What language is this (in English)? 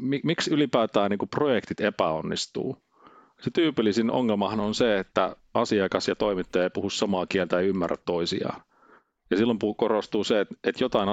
Finnish